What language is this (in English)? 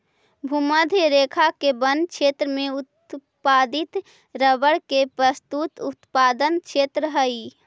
Magahi